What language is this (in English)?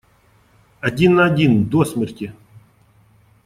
Russian